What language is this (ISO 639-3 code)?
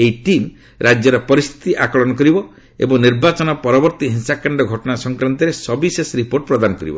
ori